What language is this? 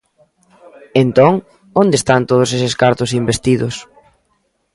Galician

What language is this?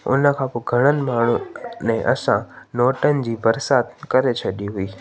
Sindhi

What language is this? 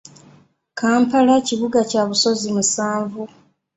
Ganda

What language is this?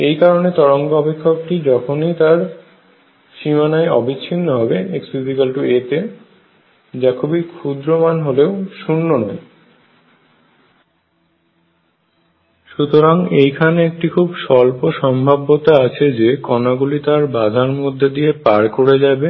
Bangla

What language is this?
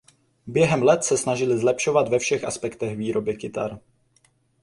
Czech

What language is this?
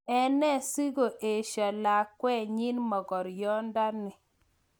Kalenjin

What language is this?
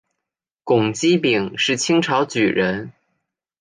Chinese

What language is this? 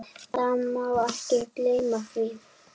Icelandic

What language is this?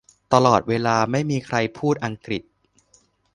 Thai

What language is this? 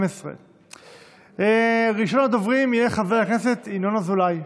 Hebrew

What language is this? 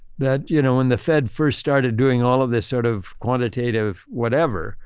English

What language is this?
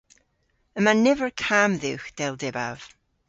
Cornish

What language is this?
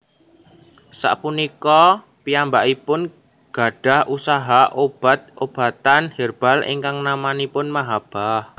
Javanese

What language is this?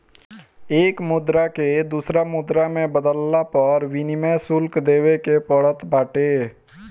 Bhojpuri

